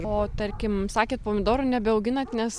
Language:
Lithuanian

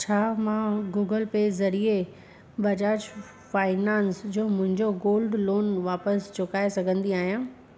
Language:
Sindhi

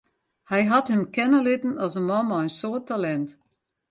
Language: Western Frisian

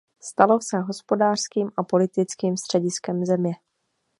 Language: Czech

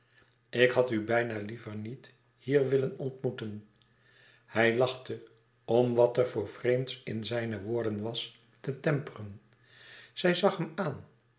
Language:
Dutch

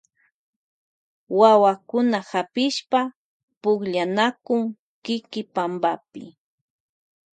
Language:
Loja Highland Quichua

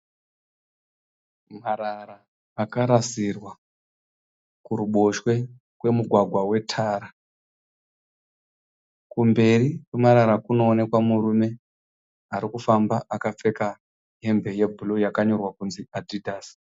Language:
Shona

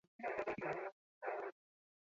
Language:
Basque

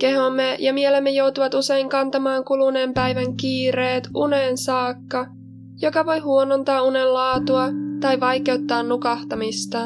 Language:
Finnish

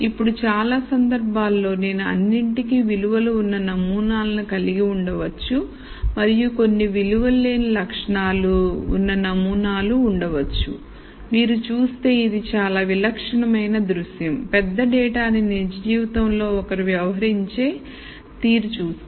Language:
Telugu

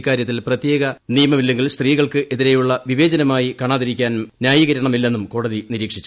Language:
Malayalam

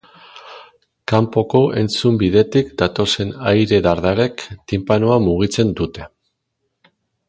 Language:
Basque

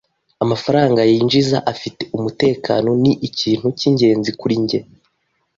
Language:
Kinyarwanda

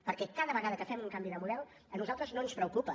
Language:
Catalan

